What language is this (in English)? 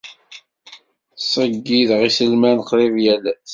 Kabyle